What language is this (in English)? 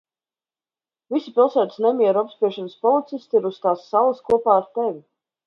Latvian